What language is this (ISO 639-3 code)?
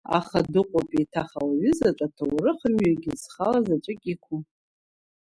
abk